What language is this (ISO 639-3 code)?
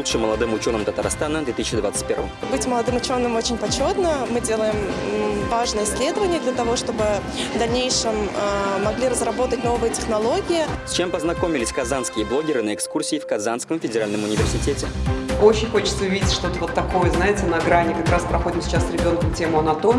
rus